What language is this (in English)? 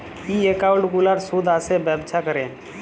Bangla